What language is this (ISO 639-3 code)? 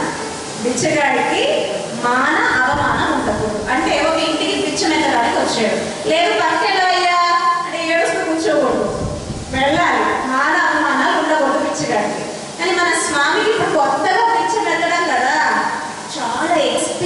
ind